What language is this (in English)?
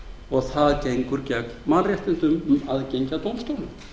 Icelandic